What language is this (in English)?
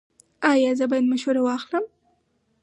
Pashto